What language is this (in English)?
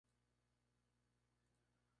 Spanish